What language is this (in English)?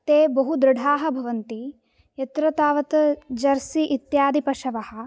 Sanskrit